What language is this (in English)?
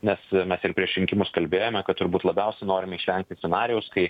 Lithuanian